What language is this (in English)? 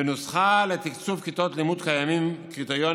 Hebrew